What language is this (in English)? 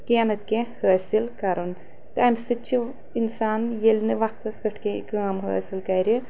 Kashmiri